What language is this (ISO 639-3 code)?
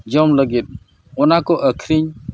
sat